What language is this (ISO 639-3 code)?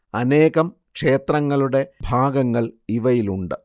mal